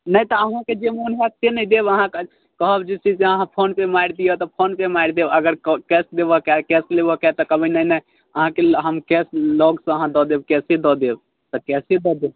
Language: Maithili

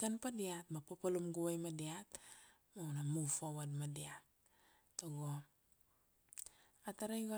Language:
Kuanua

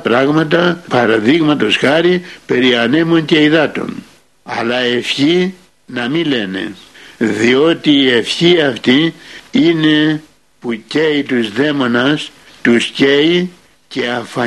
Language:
Greek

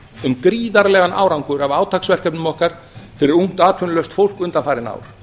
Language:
Icelandic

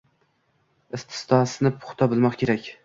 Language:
Uzbek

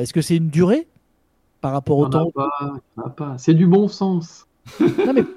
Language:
French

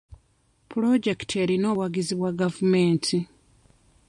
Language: Ganda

